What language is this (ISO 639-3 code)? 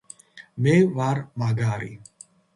kat